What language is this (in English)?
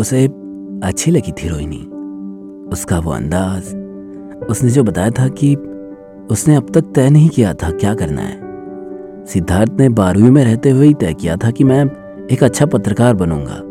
Hindi